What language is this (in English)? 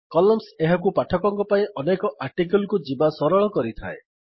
Odia